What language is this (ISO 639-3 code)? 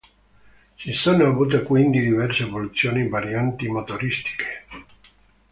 ita